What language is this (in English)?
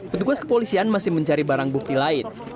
Indonesian